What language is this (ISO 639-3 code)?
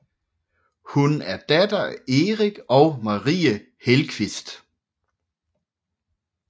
dan